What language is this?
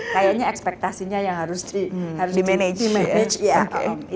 Indonesian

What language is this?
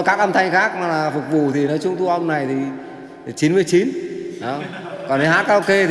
Vietnamese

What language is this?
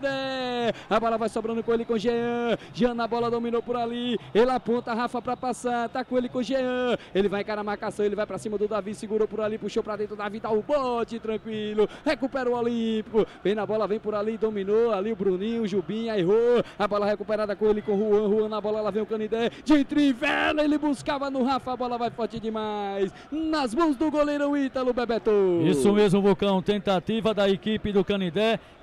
Portuguese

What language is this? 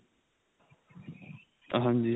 Punjabi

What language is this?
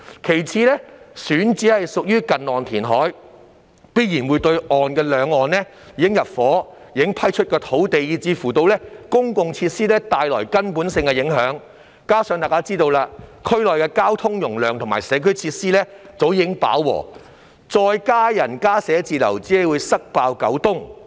Cantonese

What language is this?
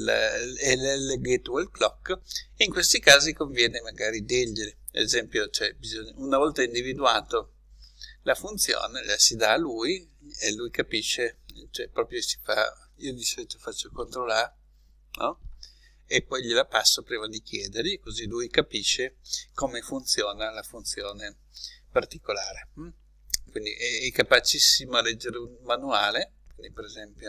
Italian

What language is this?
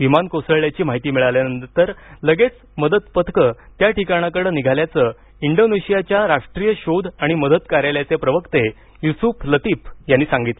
Marathi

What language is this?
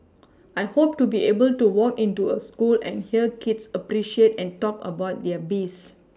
English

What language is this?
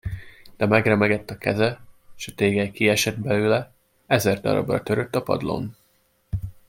Hungarian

